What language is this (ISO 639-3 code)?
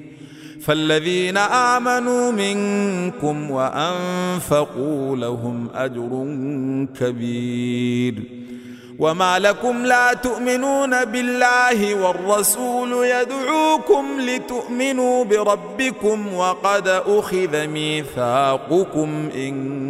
ara